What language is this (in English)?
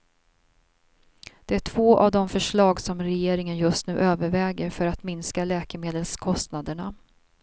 Swedish